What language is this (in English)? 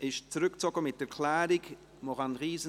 Swiss German